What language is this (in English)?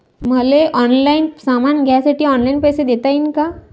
Marathi